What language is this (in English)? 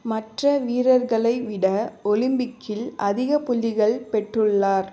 Tamil